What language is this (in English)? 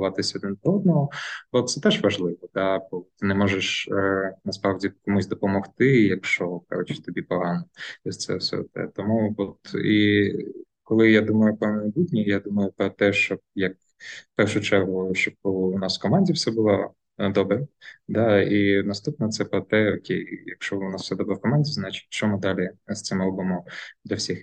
Ukrainian